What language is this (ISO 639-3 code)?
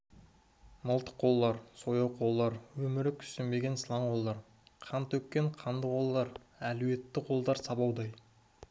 kaz